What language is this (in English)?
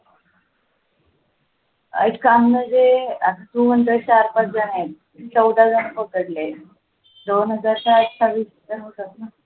Marathi